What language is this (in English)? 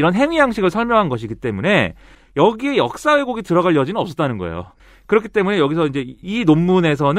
Korean